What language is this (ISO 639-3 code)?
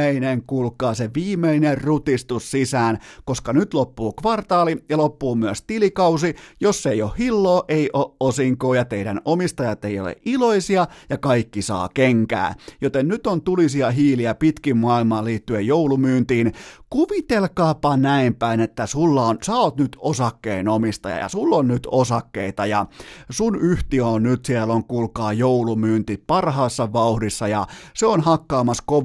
fin